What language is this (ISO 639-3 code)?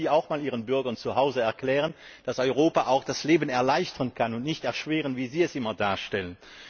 deu